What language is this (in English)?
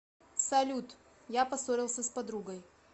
Russian